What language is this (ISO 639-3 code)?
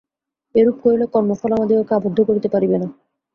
ben